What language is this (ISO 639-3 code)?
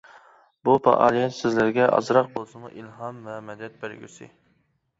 uig